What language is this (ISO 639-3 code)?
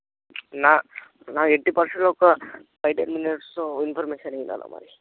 tel